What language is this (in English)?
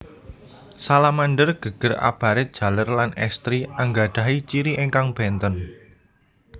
Javanese